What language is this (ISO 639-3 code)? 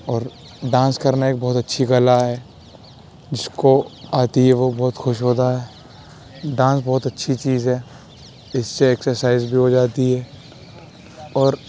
urd